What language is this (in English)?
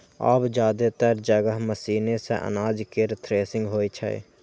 Maithili